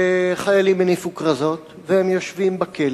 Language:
Hebrew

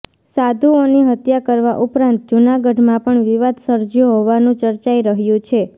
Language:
Gujarati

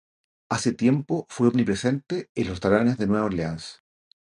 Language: Spanish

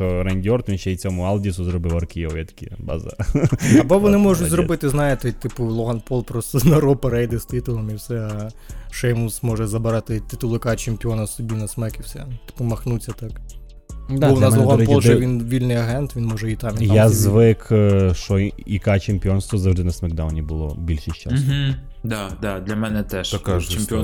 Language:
Ukrainian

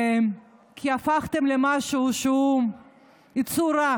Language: Hebrew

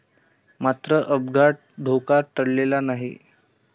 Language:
Marathi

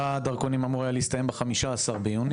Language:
Hebrew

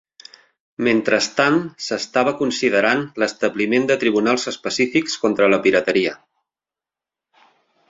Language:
Catalan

